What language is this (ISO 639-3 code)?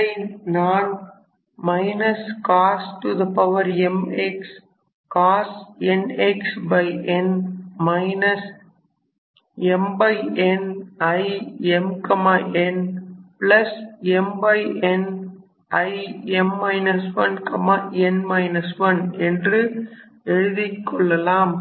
tam